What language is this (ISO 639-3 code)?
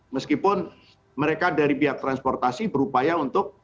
ind